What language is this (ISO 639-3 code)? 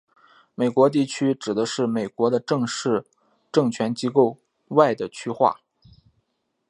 zho